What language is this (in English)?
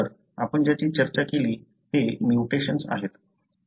Marathi